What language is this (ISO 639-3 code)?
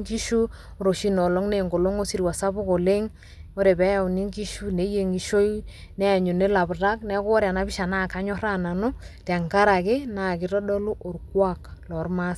mas